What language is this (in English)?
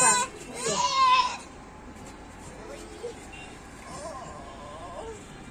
Bangla